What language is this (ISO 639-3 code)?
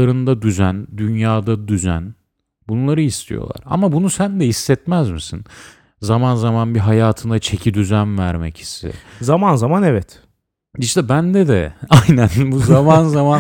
tur